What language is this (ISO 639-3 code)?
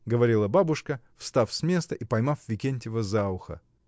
rus